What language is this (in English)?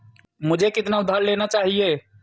Hindi